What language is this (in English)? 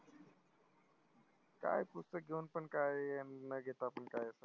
Marathi